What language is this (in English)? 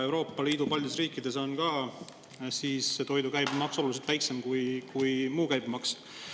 Estonian